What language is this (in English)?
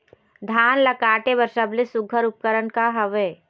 Chhattisgarhi